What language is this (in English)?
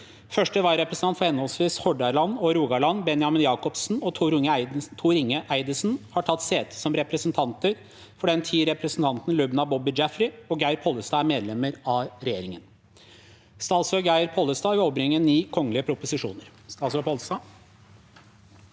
Norwegian